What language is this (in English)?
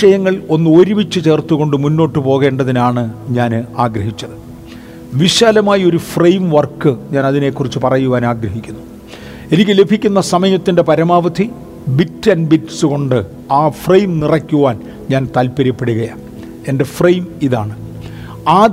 Malayalam